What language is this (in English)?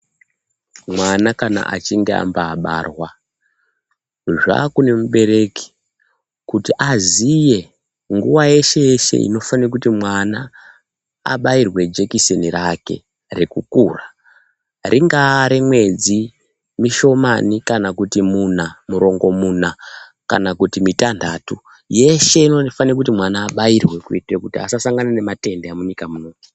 Ndau